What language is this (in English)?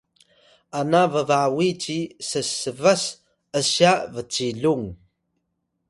Atayal